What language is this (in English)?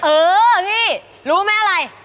Thai